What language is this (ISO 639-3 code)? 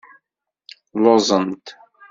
kab